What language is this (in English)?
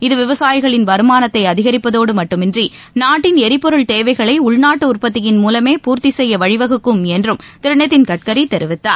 Tamil